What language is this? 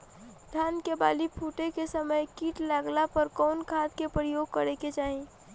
Bhojpuri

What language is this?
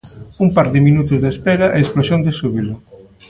Galician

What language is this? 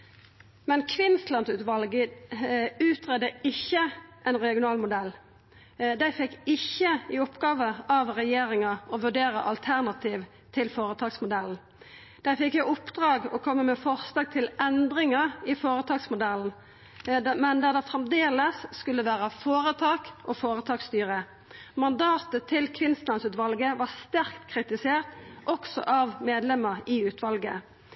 Norwegian Nynorsk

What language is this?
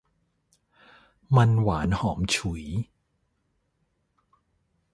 Thai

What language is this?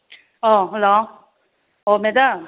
Manipuri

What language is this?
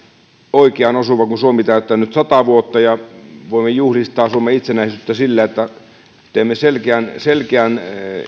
Finnish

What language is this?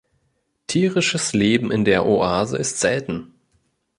German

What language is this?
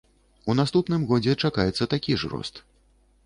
Belarusian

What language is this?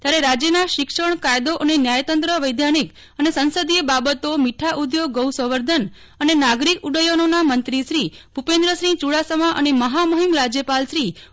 Gujarati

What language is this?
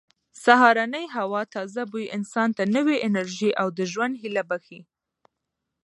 Pashto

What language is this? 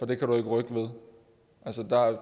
Danish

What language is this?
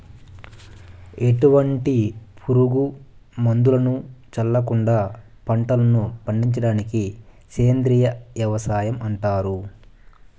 Telugu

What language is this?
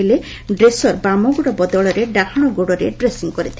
Odia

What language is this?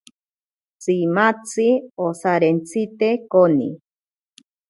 Ashéninka Perené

